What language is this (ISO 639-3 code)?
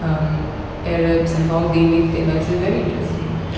eng